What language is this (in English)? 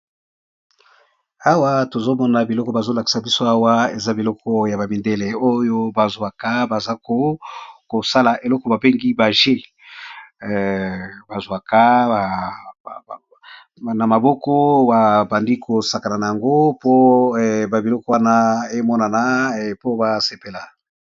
Lingala